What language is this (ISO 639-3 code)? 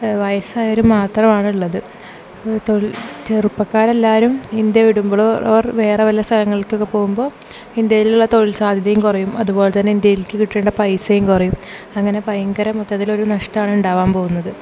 mal